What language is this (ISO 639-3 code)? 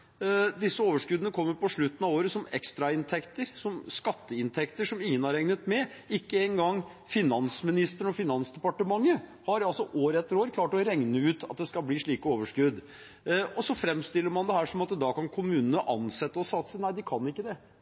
nob